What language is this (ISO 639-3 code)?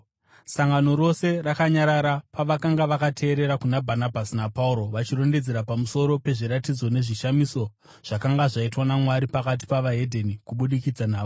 sna